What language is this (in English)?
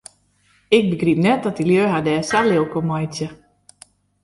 Western Frisian